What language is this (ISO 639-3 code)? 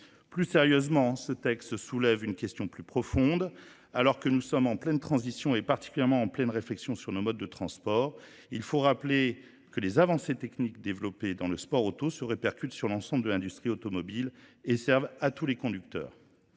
fra